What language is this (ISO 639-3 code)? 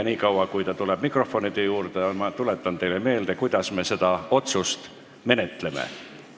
est